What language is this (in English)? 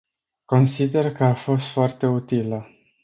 Romanian